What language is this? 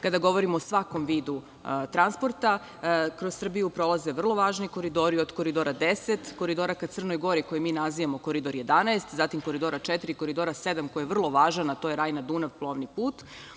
Serbian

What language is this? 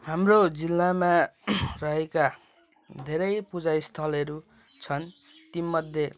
Nepali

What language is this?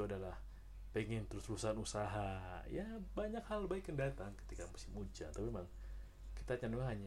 Indonesian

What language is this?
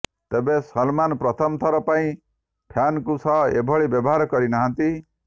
Odia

